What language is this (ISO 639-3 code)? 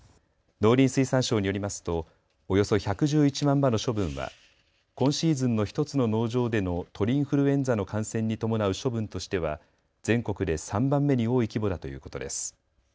jpn